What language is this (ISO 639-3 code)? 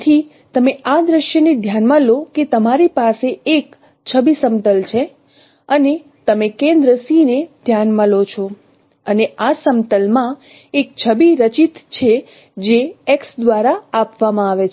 guj